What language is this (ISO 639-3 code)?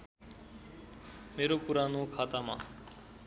nep